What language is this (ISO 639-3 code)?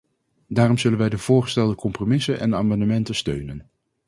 nld